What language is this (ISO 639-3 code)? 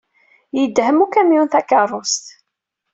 kab